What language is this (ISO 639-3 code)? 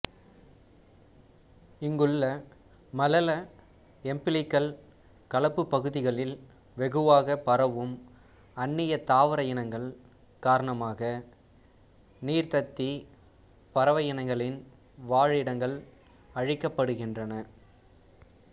tam